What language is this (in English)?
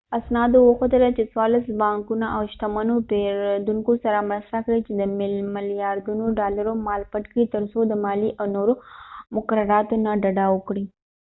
Pashto